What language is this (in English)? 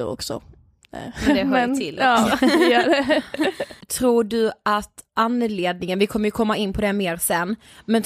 Swedish